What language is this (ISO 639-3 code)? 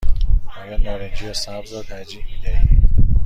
fas